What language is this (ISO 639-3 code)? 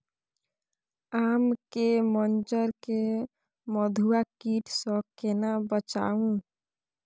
mai